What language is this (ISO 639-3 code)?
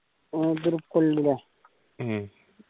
mal